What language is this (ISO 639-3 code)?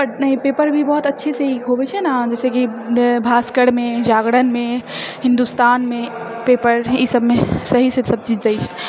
mai